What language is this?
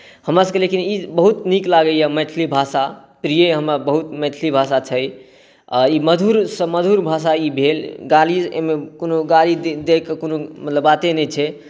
Maithili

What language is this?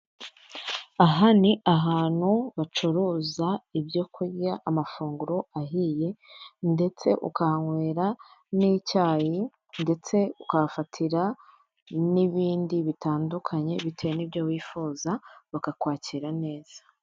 Kinyarwanda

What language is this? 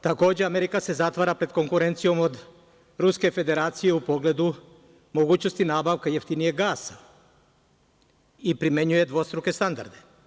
Serbian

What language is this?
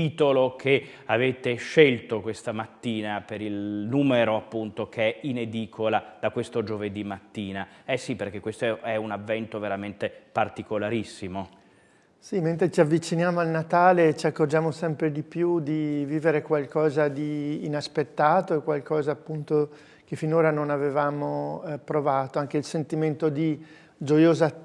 Italian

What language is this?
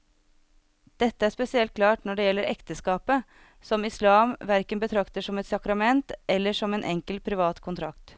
Norwegian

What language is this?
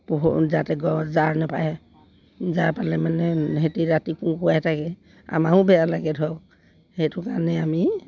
Assamese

